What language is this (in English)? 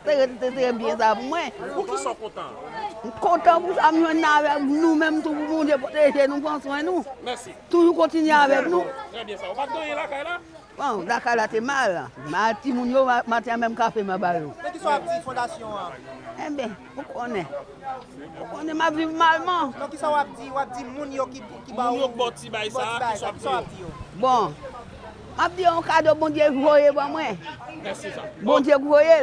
French